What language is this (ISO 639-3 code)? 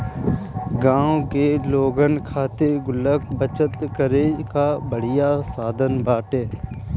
bho